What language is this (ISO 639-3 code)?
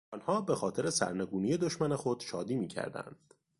fas